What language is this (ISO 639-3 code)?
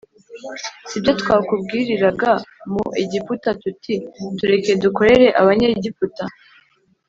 kin